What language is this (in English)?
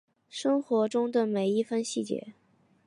Chinese